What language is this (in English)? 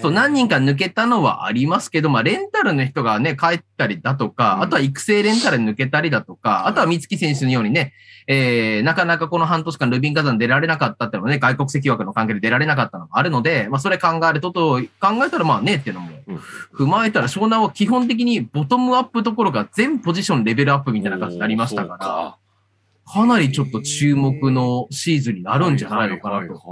Japanese